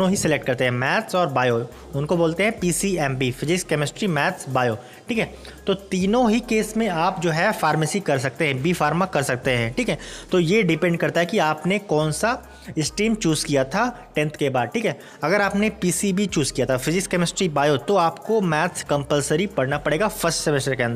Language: Hindi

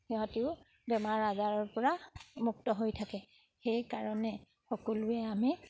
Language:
Assamese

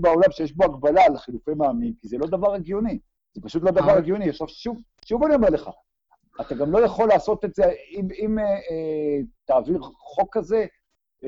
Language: Hebrew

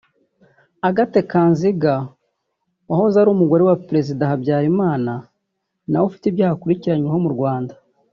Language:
Kinyarwanda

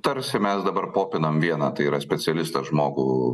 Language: Lithuanian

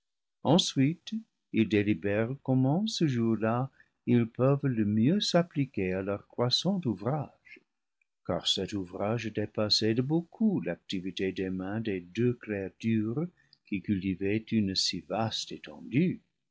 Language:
French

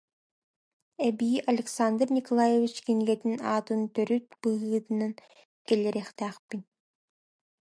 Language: Yakut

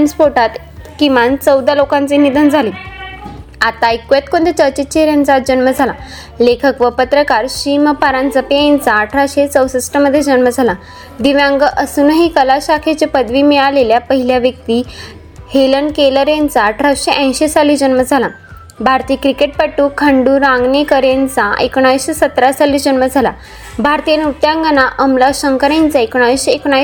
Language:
Marathi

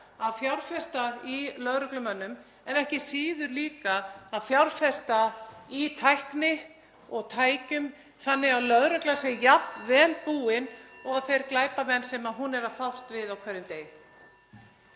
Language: Icelandic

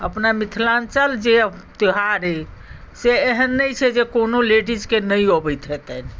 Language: Maithili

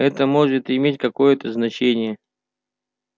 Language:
Russian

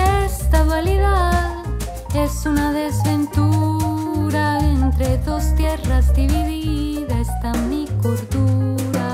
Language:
Spanish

